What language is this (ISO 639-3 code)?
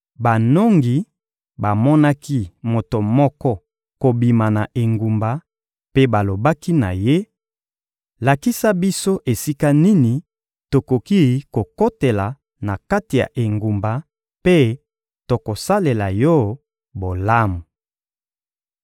lin